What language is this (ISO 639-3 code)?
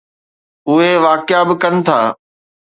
snd